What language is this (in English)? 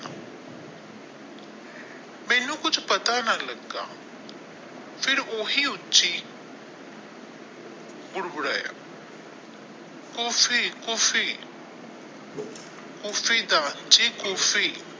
Punjabi